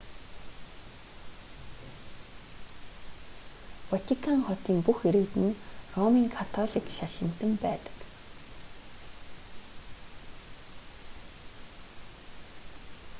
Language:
Mongolian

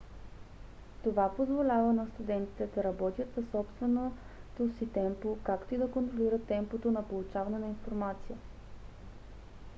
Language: Bulgarian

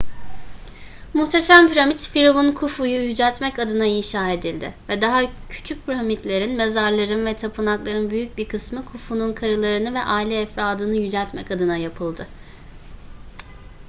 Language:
Turkish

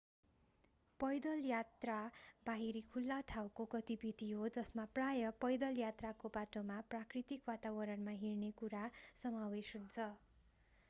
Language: Nepali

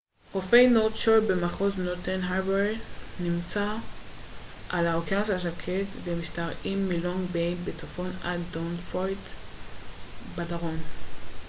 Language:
Hebrew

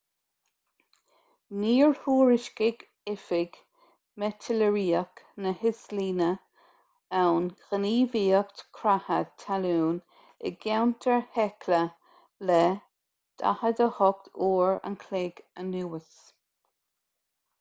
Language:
Irish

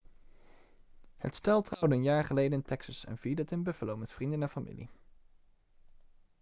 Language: Dutch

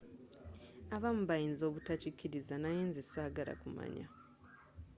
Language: Ganda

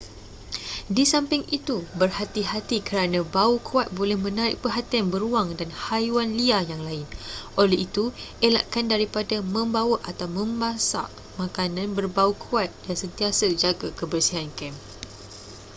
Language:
Malay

